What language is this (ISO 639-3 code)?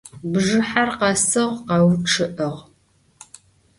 ady